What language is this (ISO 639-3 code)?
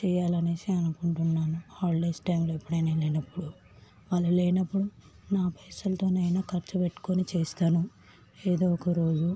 tel